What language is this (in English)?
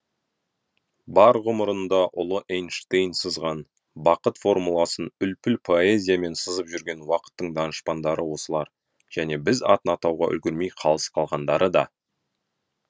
Kazakh